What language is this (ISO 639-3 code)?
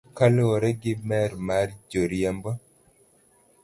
luo